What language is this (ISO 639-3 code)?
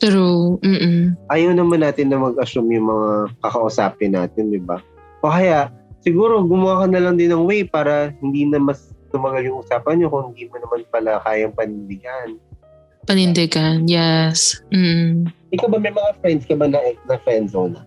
fil